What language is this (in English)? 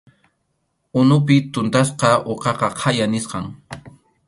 Arequipa-La Unión Quechua